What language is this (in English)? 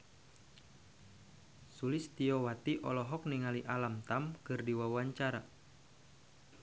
Sundanese